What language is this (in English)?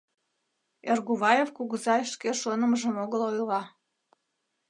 Mari